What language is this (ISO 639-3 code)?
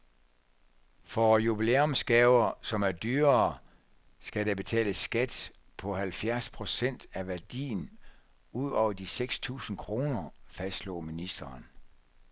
dan